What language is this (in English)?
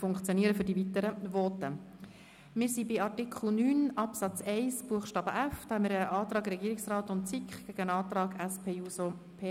Swiss German